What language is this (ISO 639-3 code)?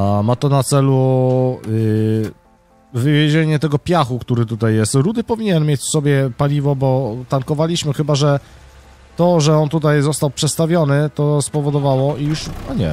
pol